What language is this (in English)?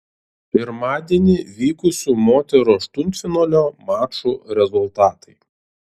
Lithuanian